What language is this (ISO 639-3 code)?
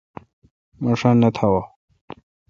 xka